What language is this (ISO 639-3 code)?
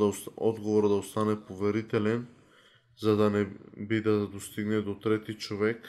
bul